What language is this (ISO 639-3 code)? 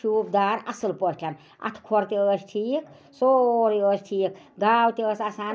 kas